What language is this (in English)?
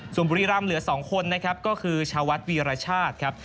Thai